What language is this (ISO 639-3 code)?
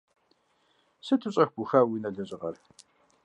kbd